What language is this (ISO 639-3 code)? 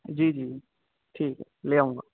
urd